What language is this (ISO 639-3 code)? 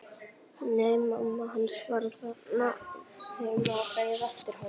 isl